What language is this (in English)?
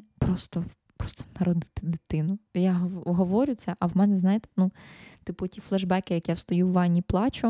Ukrainian